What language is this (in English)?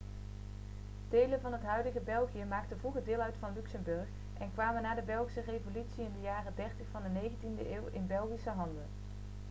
Dutch